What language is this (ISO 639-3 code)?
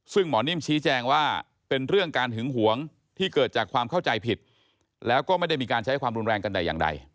tha